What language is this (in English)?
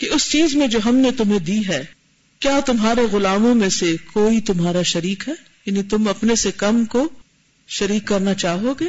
Urdu